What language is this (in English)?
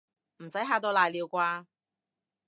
Cantonese